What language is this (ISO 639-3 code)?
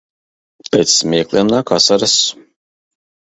lav